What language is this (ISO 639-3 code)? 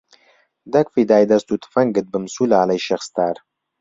ckb